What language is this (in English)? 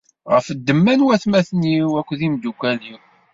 Kabyle